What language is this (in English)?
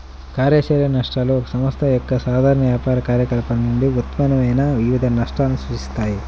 Telugu